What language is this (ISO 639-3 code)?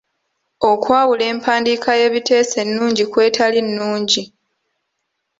lug